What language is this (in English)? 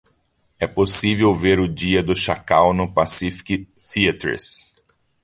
Portuguese